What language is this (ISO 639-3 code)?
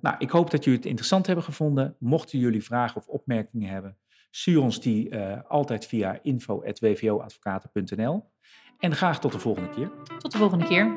nld